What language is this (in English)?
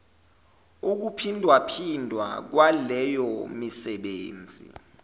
Zulu